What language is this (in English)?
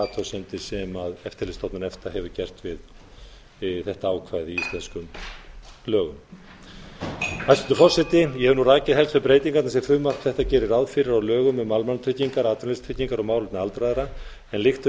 Icelandic